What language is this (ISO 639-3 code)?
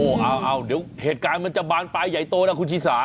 tha